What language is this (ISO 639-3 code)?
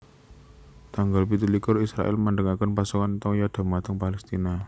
jav